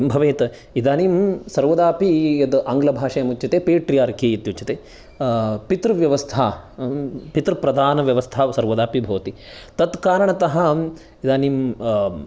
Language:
Sanskrit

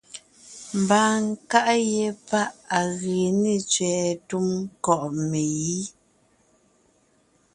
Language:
Ngiemboon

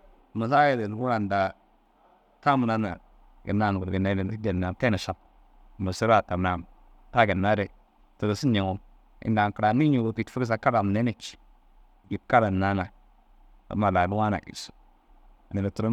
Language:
Dazaga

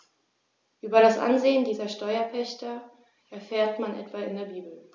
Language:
German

